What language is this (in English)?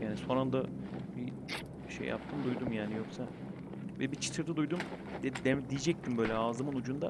Turkish